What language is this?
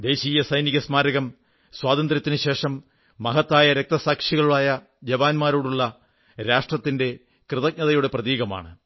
Malayalam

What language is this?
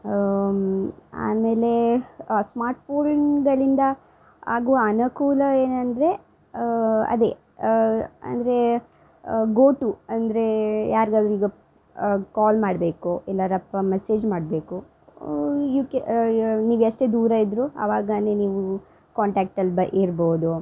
Kannada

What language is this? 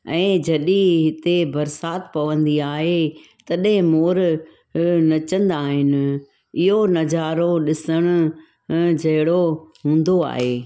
Sindhi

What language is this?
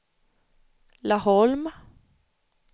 Swedish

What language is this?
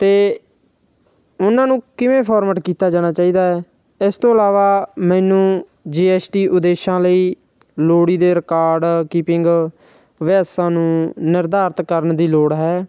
Punjabi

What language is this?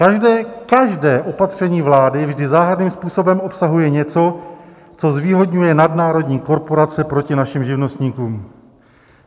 Czech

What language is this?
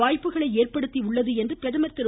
Tamil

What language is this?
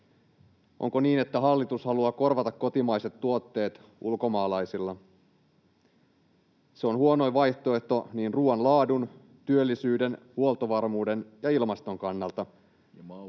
Finnish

